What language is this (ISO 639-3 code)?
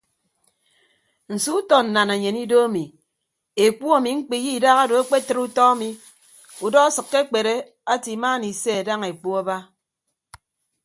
ibb